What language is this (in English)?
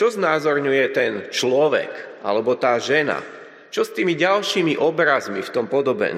Slovak